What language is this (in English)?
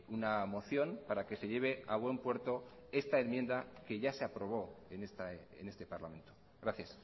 Spanish